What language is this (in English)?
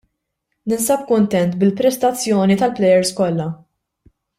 Maltese